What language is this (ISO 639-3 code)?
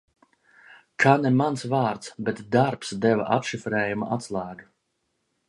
lav